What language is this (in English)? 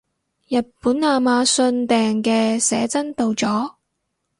Cantonese